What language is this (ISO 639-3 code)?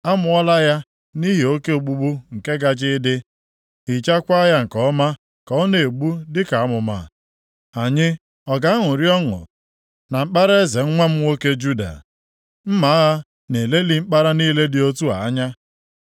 ibo